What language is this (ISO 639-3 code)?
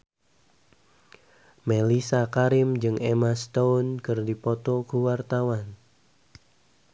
sun